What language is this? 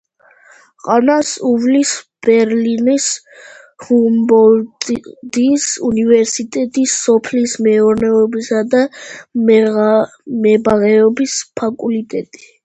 Georgian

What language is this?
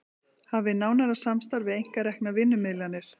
Icelandic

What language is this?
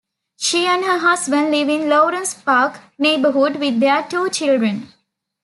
English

